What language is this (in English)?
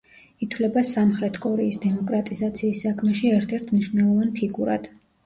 Georgian